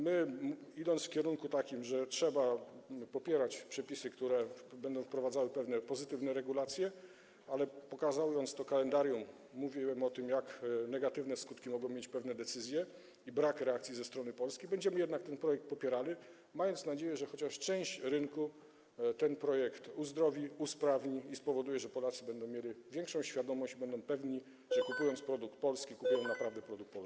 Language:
Polish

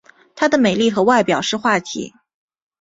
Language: Chinese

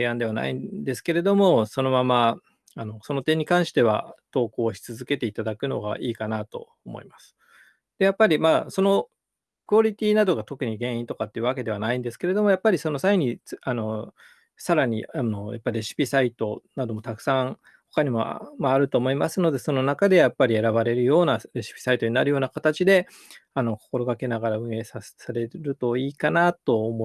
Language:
Japanese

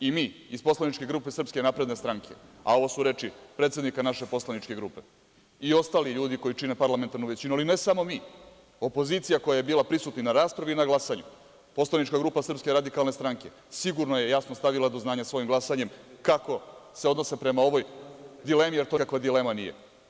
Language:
Serbian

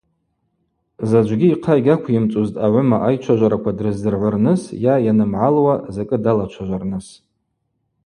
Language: Abaza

